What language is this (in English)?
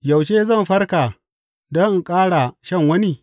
Hausa